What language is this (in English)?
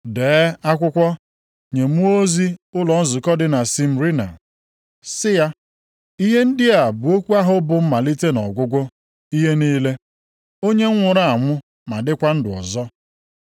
Igbo